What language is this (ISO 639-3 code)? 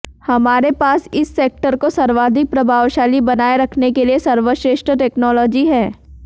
hin